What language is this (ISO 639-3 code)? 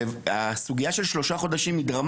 heb